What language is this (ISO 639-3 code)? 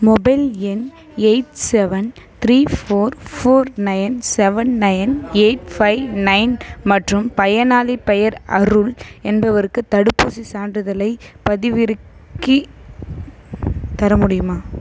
tam